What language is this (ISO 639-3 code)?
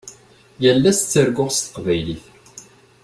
kab